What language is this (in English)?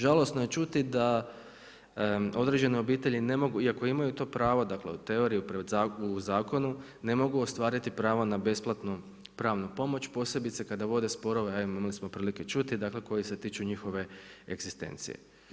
Croatian